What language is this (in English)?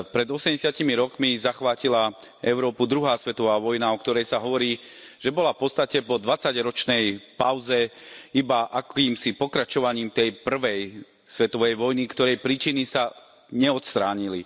Slovak